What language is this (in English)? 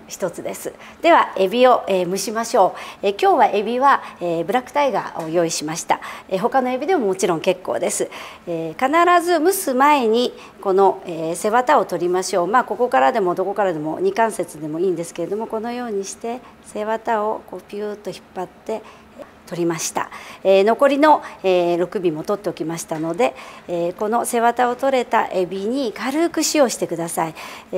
Japanese